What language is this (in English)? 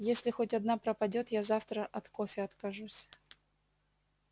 Russian